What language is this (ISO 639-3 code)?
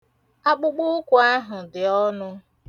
ibo